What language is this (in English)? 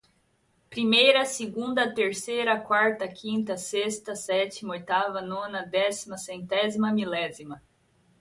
Portuguese